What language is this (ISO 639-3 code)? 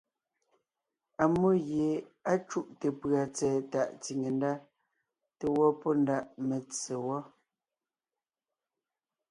nnh